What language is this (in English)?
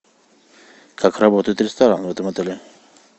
Russian